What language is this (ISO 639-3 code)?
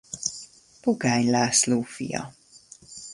hun